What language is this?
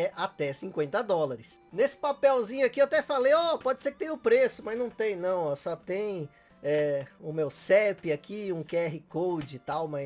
Portuguese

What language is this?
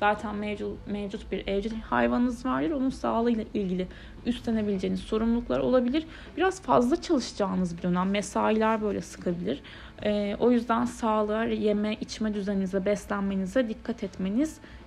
Turkish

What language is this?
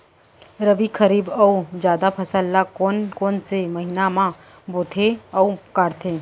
Chhattisgarhi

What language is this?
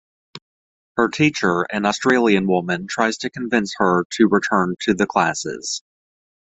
English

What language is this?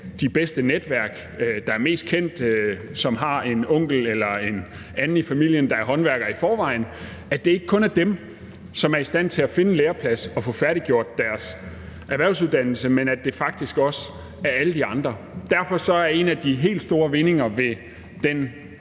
Danish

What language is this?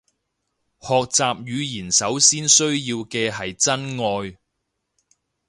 Cantonese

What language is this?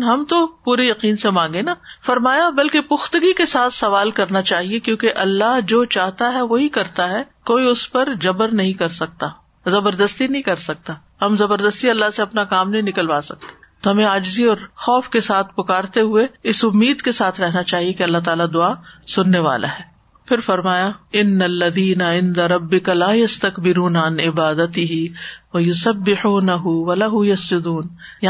Urdu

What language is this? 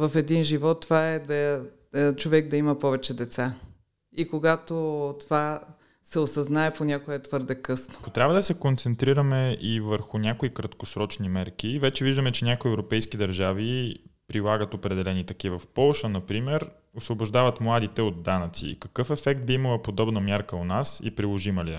Bulgarian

